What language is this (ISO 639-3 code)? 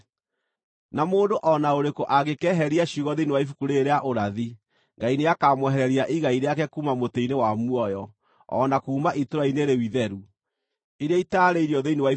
kik